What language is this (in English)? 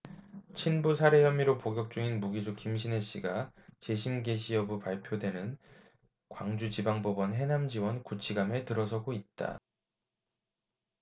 Korean